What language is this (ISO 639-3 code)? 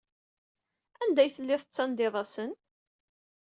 kab